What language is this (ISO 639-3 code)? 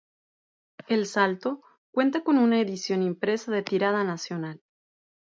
spa